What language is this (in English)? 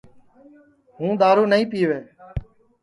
Sansi